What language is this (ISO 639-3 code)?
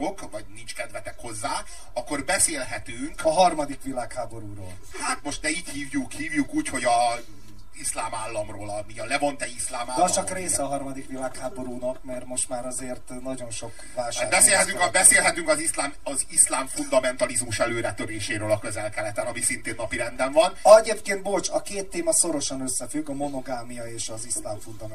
hun